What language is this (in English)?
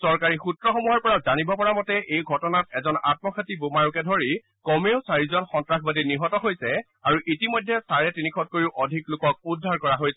Assamese